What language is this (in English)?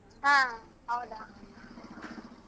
Kannada